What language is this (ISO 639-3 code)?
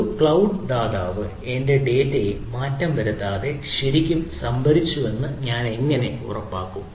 mal